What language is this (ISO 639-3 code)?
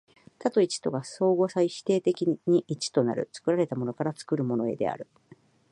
jpn